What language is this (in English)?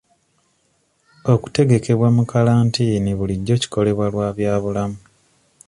Ganda